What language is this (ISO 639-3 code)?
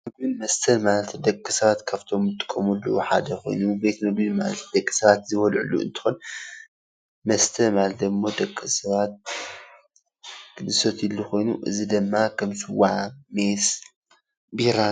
tir